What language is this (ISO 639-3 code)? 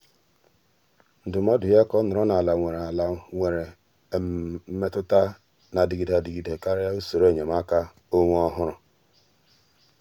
ibo